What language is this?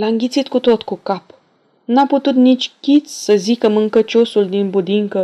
Romanian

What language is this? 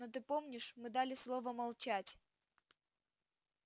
Russian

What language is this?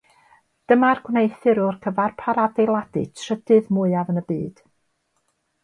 Welsh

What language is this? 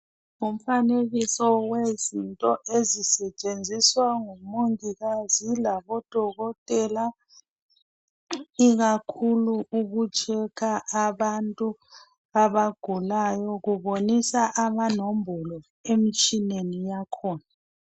North Ndebele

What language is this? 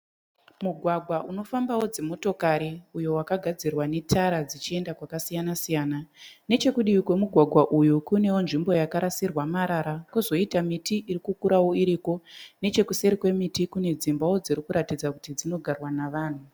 Shona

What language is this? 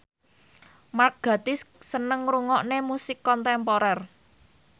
Javanese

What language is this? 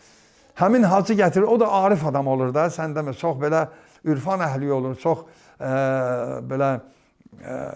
Azerbaijani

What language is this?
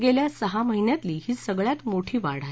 Marathi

